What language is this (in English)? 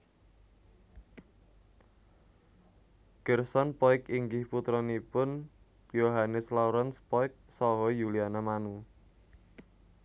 Javanese